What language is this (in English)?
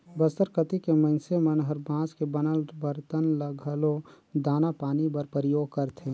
Chhattisgarhi